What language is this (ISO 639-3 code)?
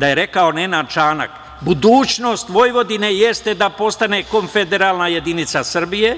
srp